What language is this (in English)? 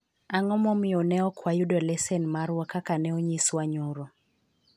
Luo (Kenya and Tanzania)